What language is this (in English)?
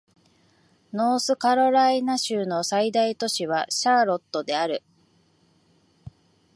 Japanese